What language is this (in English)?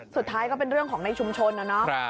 Thai